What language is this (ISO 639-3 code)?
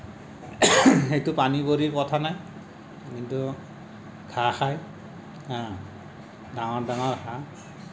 asm